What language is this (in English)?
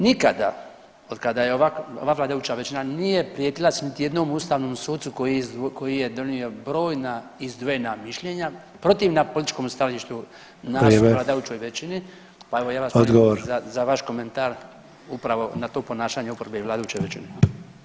Croatian